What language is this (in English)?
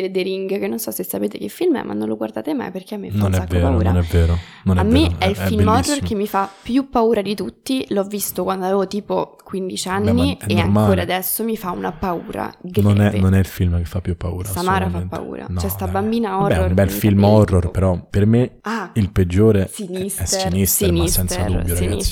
Italian